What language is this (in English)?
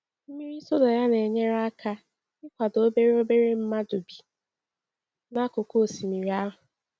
Igbo